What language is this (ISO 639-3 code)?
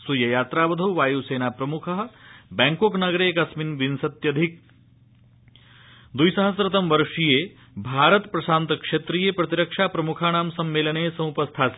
san